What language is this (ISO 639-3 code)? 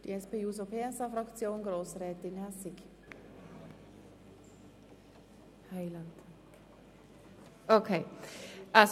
gsw